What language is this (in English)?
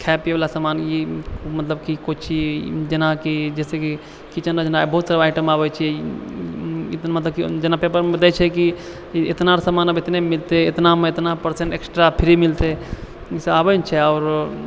Maithili